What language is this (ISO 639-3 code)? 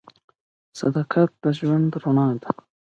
pus